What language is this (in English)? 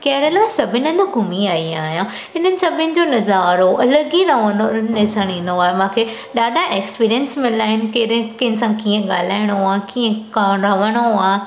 Sindhi